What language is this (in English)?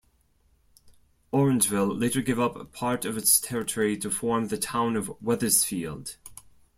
English